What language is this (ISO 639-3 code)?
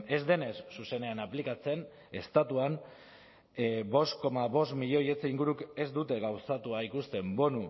eus